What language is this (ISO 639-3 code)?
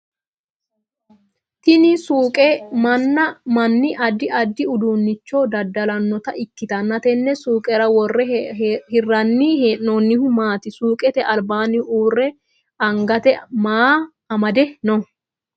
sid